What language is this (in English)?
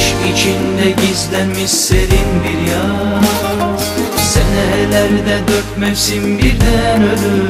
Turkish